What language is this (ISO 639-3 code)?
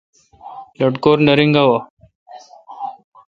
xka